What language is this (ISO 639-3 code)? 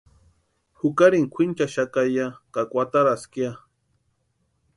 pua